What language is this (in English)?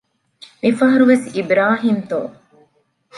Divehi